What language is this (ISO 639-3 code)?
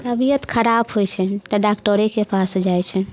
mai